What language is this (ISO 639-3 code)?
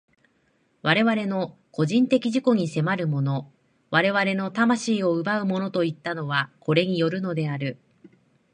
jpn